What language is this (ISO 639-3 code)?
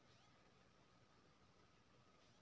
mai